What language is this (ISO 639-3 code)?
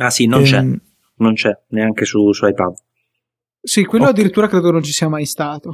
ita